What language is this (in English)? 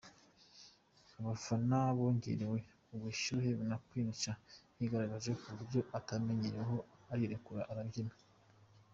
Kinyarwanda